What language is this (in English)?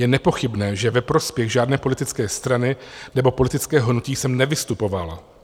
Czech